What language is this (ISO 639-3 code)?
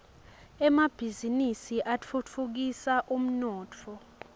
ssw